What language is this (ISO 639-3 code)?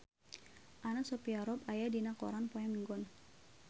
sun